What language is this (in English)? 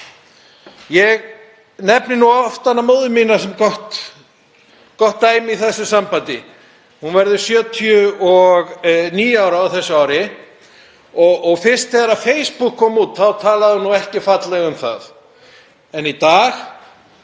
Icelandic